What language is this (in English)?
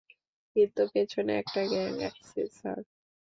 Bangla